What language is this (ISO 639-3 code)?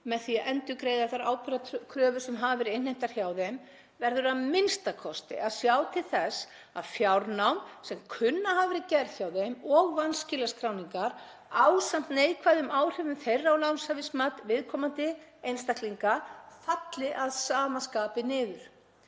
isl